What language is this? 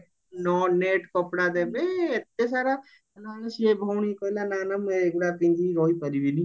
Odia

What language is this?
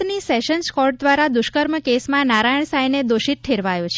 Gujarati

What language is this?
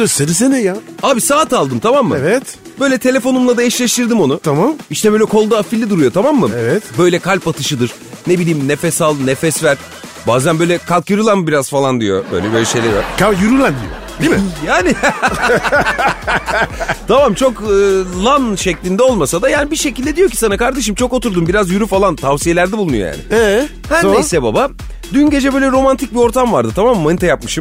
Turkish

